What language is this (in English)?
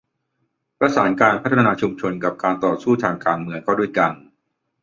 Thai